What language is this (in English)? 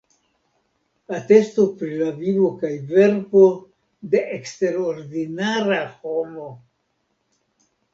Esperanto